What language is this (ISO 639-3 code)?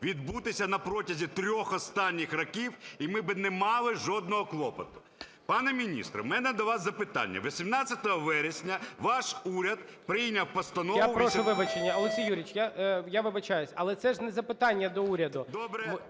ukr